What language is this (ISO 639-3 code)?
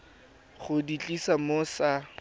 tsn